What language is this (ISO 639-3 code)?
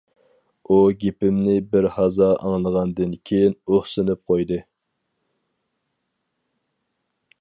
uig